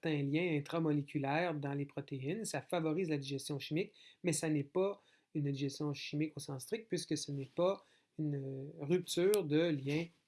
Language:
French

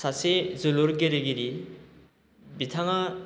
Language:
Bodo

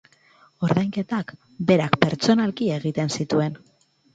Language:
Basque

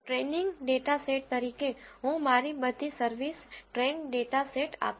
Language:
Gujarati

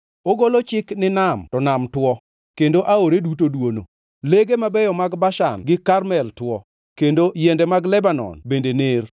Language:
Luo (Kenya and Tanzania)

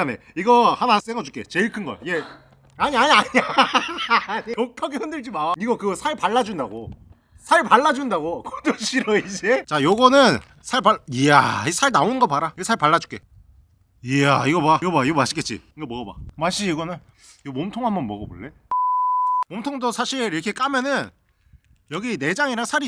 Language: Korean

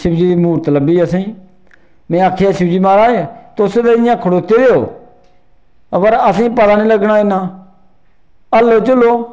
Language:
Dogri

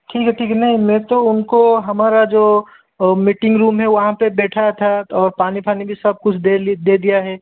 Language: Hindi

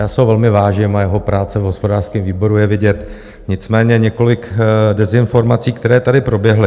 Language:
Czech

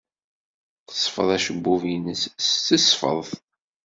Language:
Kabyle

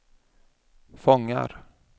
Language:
Swedish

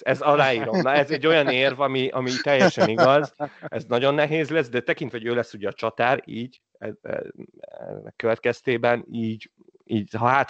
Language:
Hungarian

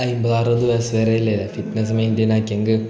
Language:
Malayalam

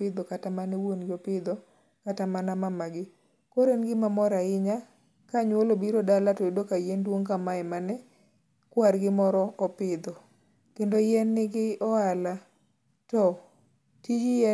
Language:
Luo (Kenya and Tanzania)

